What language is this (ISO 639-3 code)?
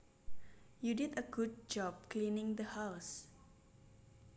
jav